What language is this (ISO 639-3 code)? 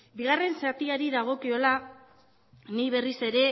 eus